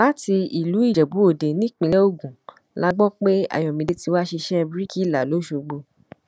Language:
Yoruba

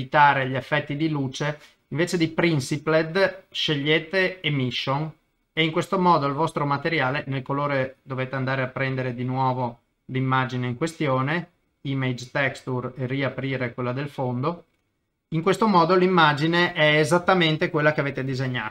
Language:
Italian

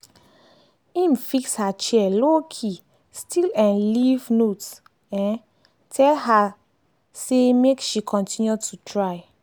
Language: Nigerian Pidgin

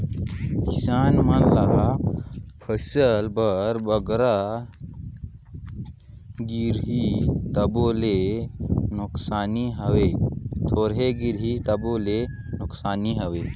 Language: Chhattisgarhi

